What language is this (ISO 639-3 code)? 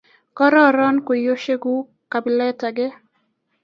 kln